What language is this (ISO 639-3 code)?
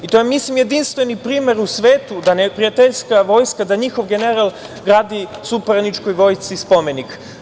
srp